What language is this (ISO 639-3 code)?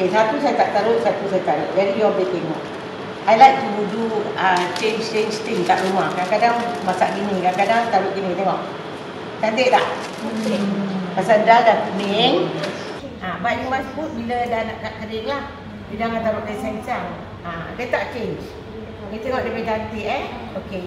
msa